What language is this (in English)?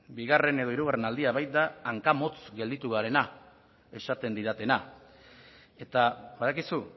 Basque